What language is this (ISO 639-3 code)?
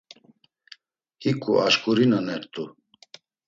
lzz